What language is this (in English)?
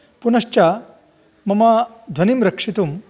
Sanskrit